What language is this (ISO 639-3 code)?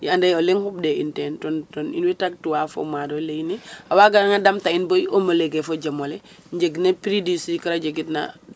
srr